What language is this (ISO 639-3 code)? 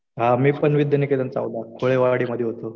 mar